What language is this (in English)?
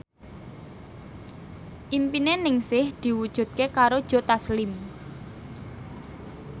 Javanese